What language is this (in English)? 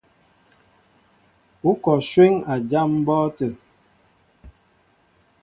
Mbo (Cameroon)